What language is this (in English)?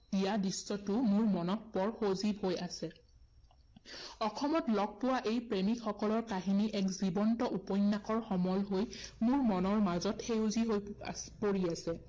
Assamese